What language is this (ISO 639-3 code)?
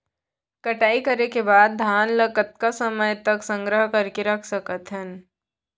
hne